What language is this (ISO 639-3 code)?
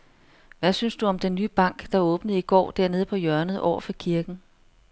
dan